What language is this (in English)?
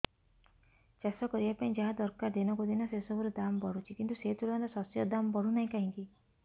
Odia